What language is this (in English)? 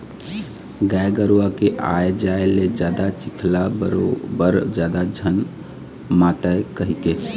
Chhattisgarhi